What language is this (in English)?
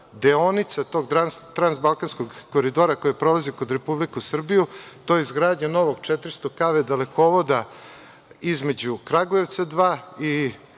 Serbian